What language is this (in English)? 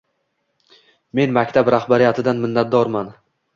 Uzbek